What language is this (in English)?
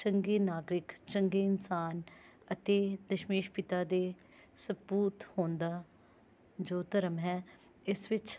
Punjabi